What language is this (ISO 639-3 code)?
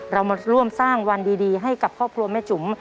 tha